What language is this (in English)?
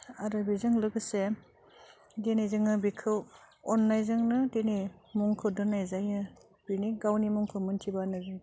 Bodo